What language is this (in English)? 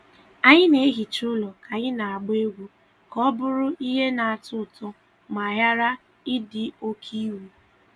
Igbo